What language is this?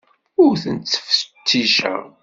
Kabyle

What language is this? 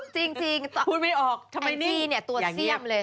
Thai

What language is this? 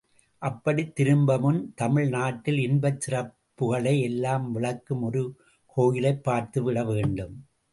Tamil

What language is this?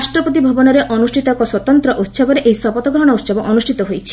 Odia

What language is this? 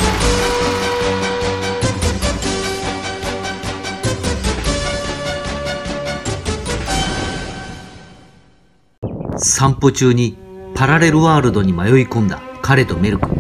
Japanese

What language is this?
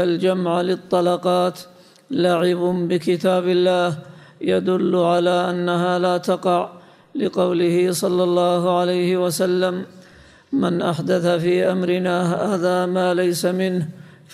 Arabic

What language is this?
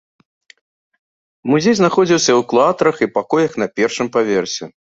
Belarusian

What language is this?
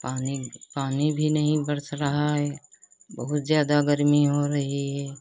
Hindi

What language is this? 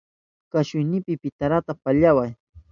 Southern Pastaza Quechua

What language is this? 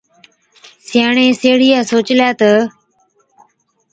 Od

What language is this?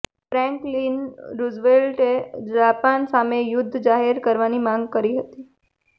Gujarati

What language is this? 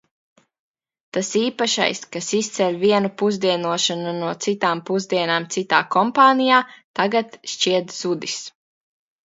Latvian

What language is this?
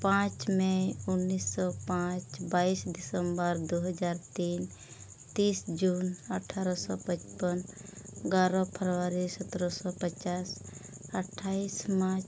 Santali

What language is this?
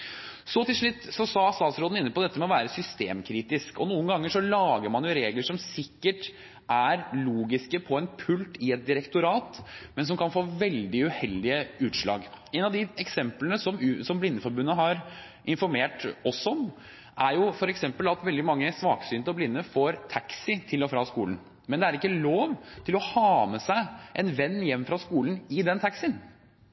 Norwegian Bokmål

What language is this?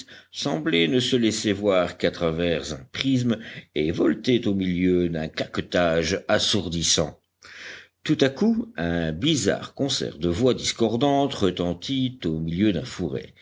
French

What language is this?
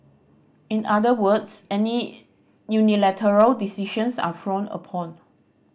English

